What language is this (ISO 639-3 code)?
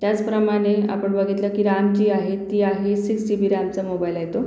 mar